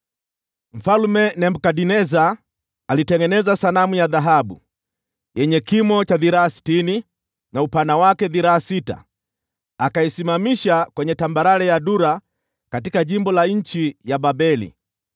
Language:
Swahili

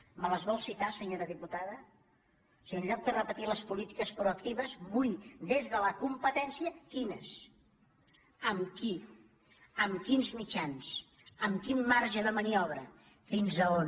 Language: Catalan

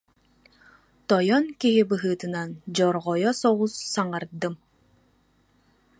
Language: Yakut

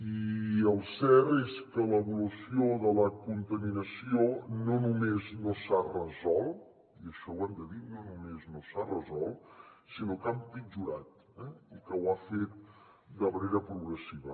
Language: Catalan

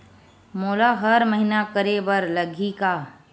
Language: Chhattisgarhi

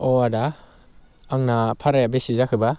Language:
Bodo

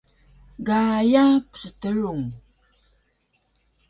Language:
Taroko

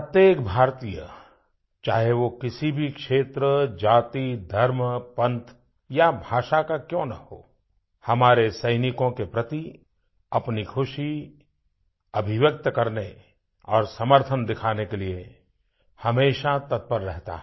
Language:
Hindi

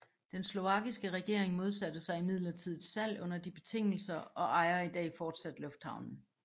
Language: Danish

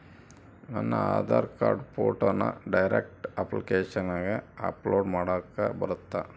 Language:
Kannada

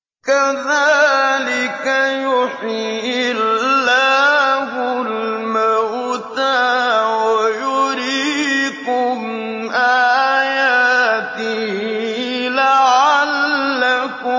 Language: Arabic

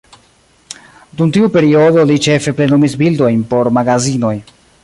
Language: Esperanto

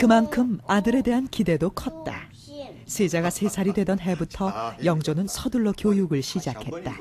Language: Korean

